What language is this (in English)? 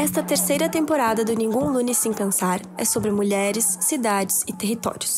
Portuguese